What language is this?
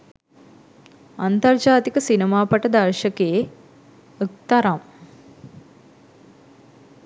Sinhala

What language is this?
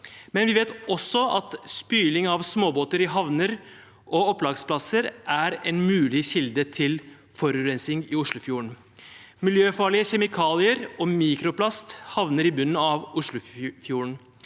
Norwegian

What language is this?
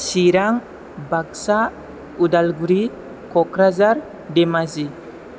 Bodo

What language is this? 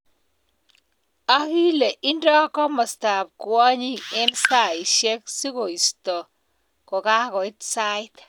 Kalenjin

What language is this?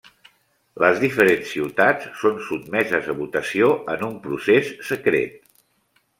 Catalan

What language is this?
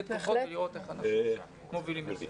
Hebrew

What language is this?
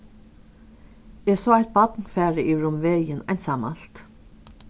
Faroese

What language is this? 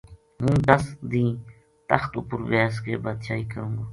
Gujari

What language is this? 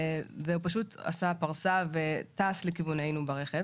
Hebrew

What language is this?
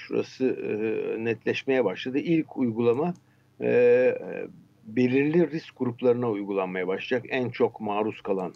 Turkish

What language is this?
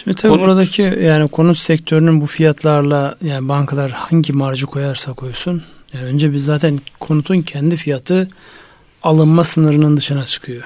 Turkish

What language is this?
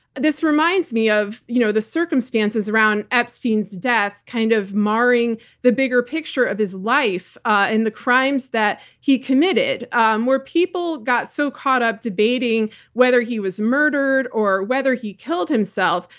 English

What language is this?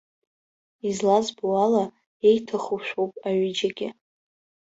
Abkhazian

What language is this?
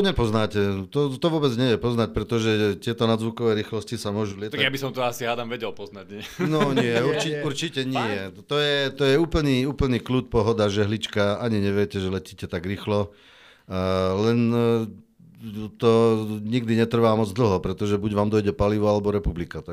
Slovak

